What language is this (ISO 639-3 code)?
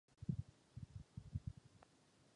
ces